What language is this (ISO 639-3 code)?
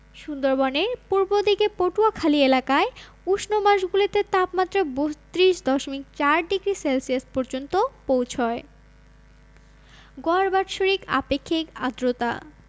ben